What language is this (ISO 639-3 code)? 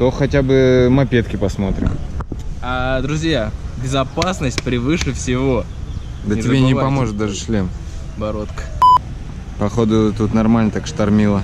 rus